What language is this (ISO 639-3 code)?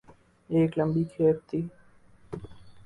urd